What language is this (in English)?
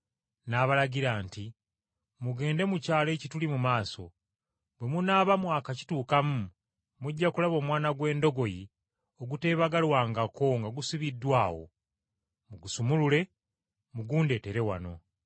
Ganda